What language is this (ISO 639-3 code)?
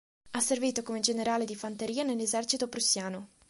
ita